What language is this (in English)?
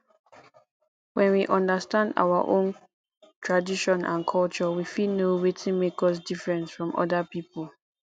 Nigerian Pidgin